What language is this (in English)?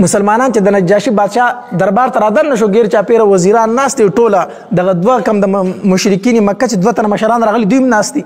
Arabic